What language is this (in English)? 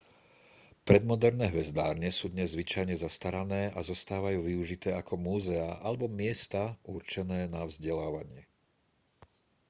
Slovak